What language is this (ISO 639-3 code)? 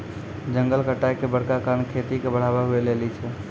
mai